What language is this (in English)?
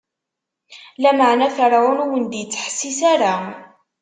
Kabyle